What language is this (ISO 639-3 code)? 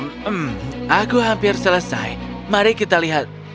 ind